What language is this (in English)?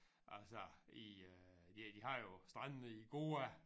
Danish